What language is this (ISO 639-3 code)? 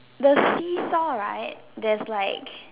eng